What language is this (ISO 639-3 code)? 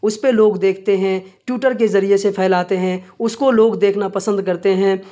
urd